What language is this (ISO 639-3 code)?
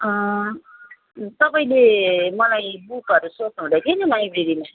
nep